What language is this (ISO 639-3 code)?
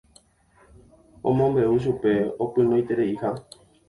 grn